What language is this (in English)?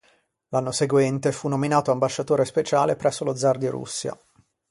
Italian